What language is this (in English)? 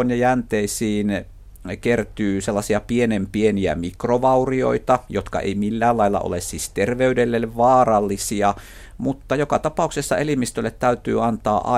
Finnish